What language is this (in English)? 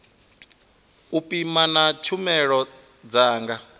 Venda